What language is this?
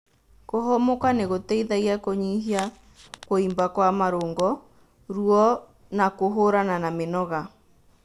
Kikuyu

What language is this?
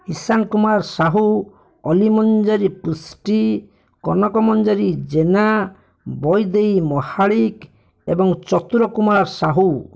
Odia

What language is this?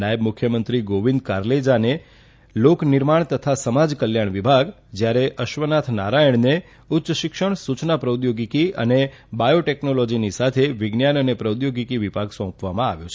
Gujarati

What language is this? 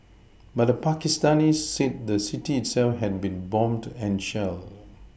English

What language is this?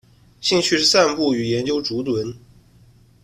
Chinese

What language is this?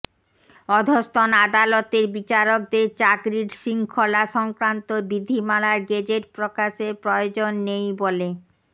Bangla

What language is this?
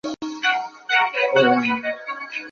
Chinese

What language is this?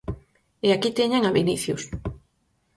Galician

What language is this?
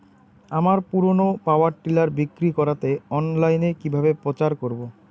Bangla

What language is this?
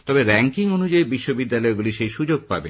Bangla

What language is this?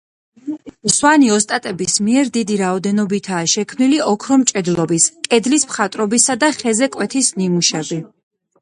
Georgian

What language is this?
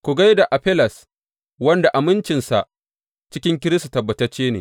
Hausa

